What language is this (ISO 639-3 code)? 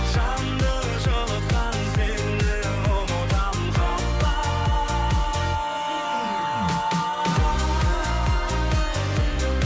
kaz